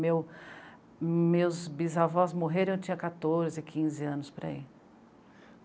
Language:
Portuguese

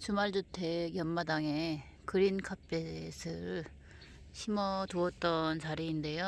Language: Korean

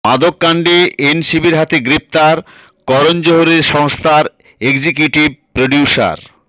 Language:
Bangla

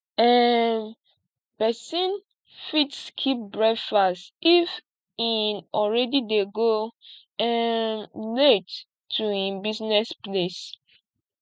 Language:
Nigerian Pidgin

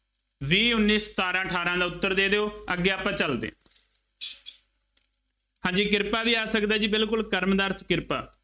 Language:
Punjabi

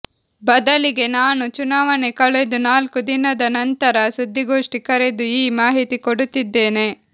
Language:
Kannada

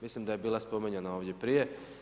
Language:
Croatian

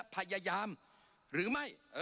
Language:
Thai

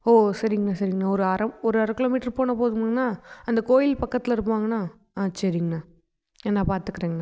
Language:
Tamil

